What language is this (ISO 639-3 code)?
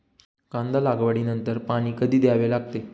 mar